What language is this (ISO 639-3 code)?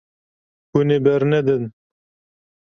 kur